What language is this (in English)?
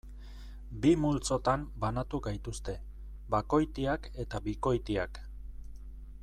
Basque